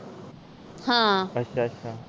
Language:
Punjabi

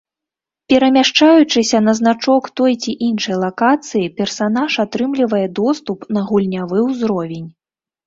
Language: Belarusian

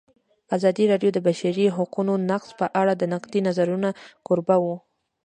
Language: Pashto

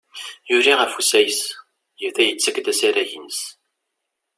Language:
Kabyle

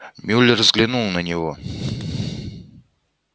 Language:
Russian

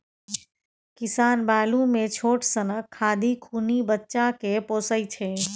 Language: Maithili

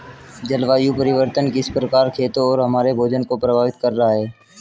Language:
Hindi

